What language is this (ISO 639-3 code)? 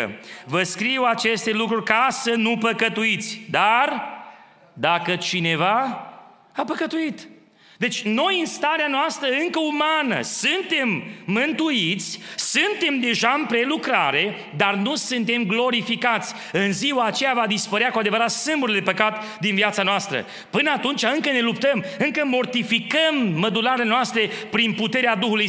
ron